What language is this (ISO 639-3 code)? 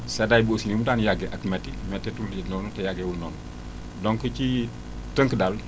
wol